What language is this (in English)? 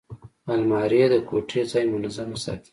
Pashto